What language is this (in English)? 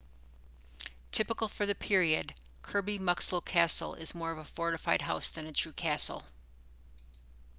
English